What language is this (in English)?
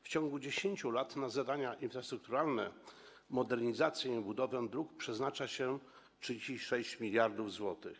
Polish